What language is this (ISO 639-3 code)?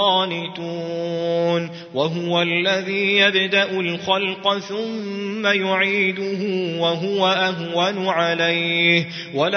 ara